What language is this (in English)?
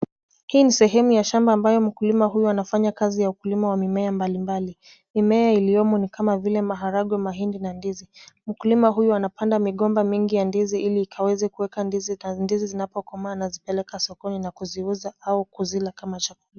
Swahili